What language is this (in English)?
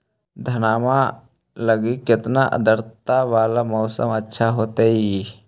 Magahi